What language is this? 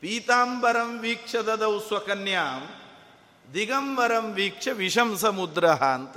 Kannada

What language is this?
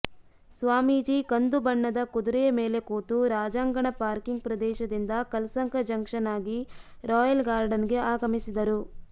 Kannada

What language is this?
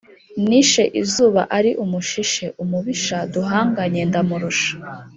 Kinyarwanda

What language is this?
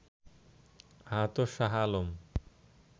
Bangla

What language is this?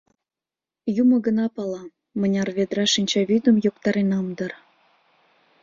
Mari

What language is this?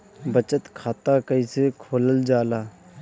Bhojpuri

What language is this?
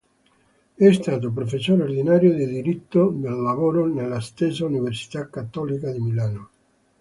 Italian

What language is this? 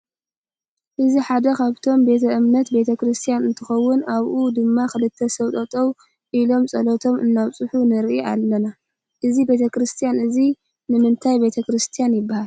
Tigrinya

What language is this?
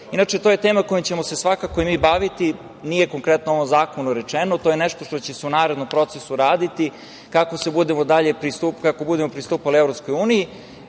Serbian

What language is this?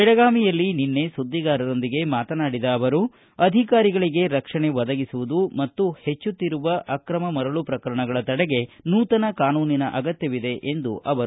Kannada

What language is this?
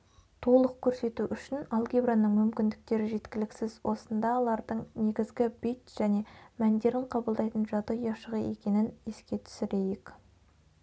Kazakh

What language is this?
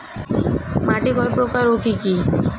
Bangla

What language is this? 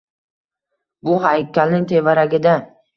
Uzbek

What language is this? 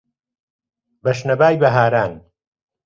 Central Kurdish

